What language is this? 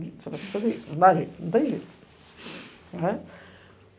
Portuguese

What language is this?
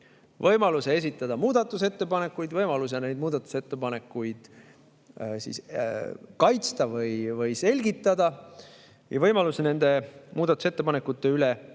Estonian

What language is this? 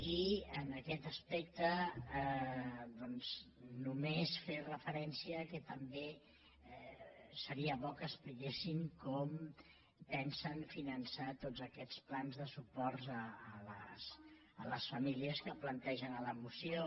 Catalan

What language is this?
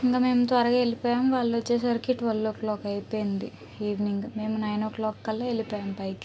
Telugu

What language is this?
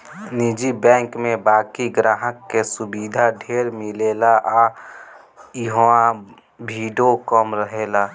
Bhojpuri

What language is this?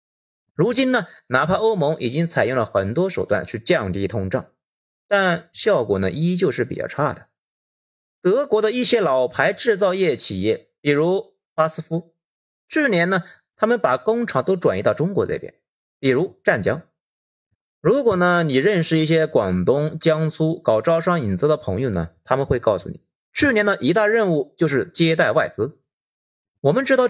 Chinese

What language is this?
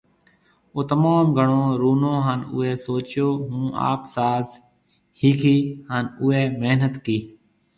Marwari (Pakistan)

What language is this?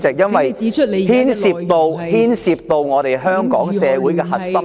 Cantonese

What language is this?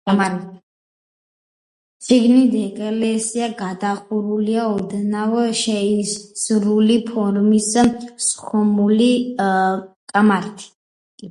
Georgian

